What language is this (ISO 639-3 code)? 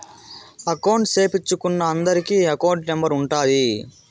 tel